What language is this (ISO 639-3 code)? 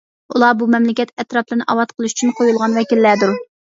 uig